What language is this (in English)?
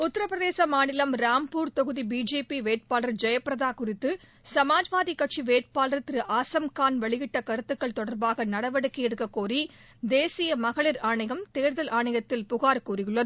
Tamil